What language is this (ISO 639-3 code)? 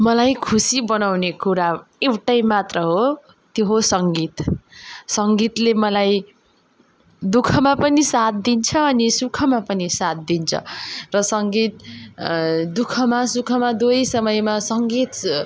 nep